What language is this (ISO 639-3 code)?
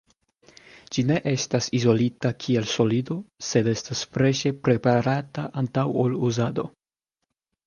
epo